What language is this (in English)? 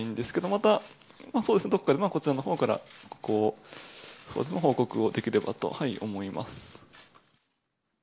Japanese